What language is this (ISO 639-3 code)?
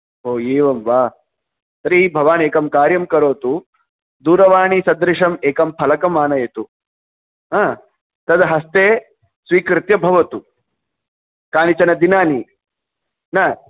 san